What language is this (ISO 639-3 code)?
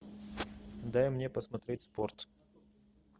rus